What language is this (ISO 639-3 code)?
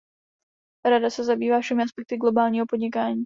ces